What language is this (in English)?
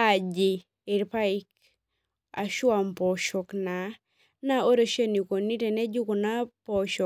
Masai